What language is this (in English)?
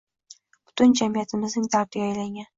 Uzbek